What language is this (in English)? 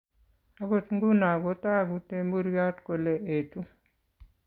Kalenjin